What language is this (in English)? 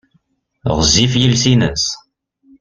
Kabyle